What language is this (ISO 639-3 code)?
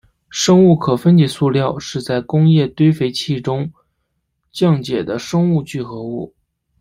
zho